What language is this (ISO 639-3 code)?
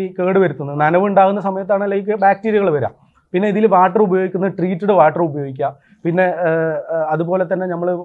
mal